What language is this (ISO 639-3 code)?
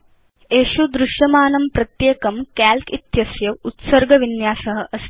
san